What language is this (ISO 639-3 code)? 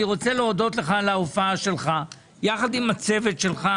heb